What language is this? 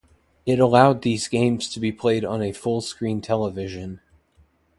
English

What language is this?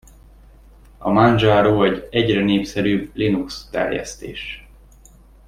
Hungarian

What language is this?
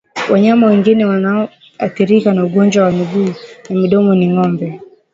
Swahili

